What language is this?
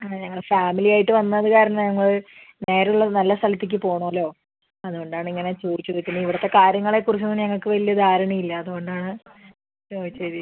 Malayalam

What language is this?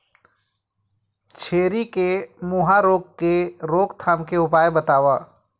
Chhattisgarhi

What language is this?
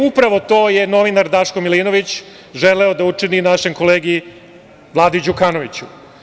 Serbian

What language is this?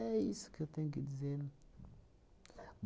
Portuguese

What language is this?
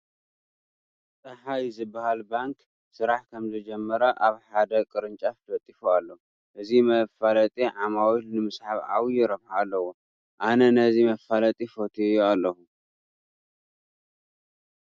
Tigrinya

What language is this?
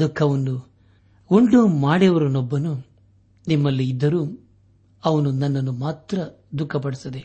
Kannada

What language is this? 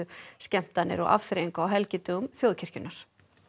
Icelandic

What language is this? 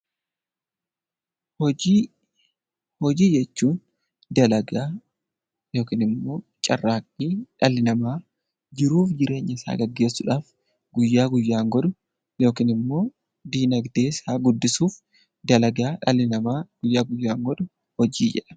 Oromo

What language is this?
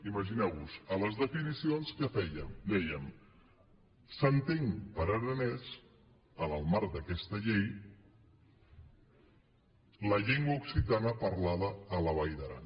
Catalan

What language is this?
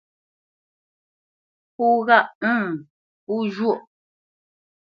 Bamenyam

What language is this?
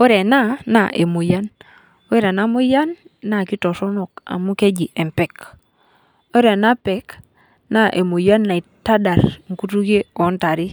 Masai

